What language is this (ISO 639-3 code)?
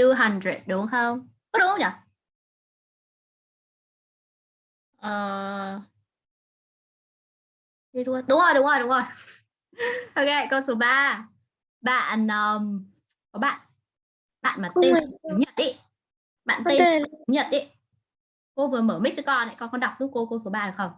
vie